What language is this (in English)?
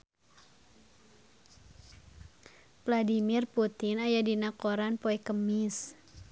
Sundanese